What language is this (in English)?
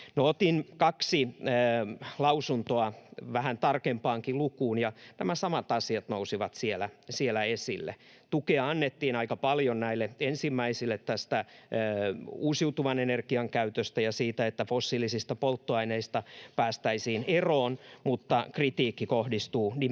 Finnish